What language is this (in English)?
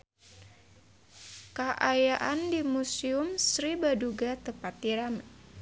Sundanese